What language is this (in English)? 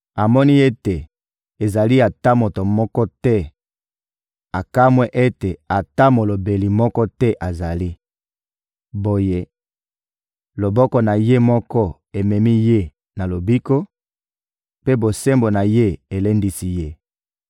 Lingala